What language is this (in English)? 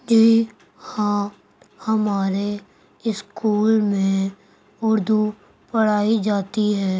Urdu